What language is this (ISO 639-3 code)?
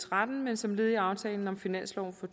dan